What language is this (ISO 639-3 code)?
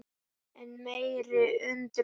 isl